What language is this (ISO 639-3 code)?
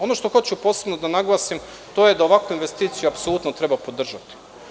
srp